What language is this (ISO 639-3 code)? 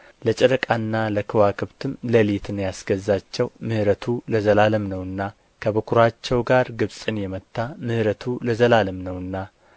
amh